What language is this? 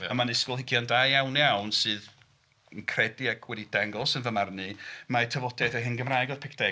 Welsh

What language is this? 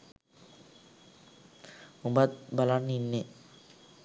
Sinhala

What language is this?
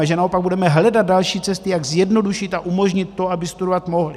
Czech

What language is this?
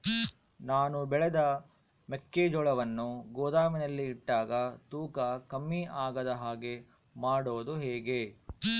Kannada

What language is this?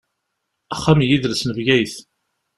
Kabyle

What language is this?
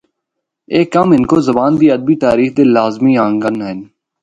Northern Hindko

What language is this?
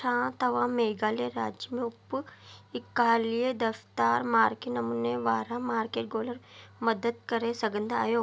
Sindhi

